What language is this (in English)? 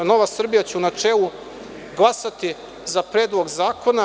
Serbian